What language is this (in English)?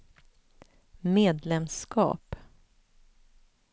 Swedish